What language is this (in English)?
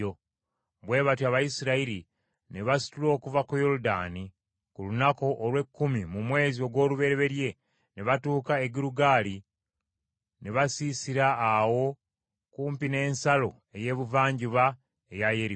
Ganda